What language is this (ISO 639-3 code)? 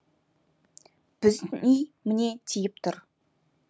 kaz